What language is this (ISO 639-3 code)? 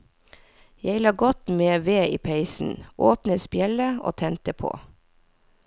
nor